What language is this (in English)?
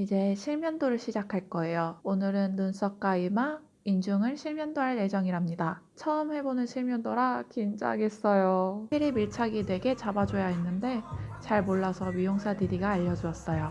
Korean